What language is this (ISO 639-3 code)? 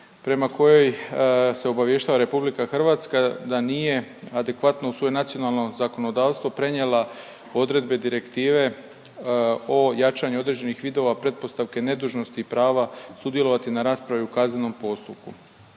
hrv